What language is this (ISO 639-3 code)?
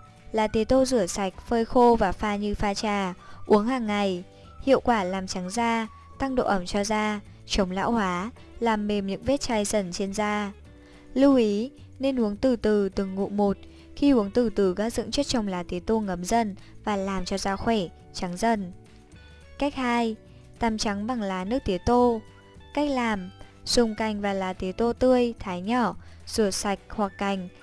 vie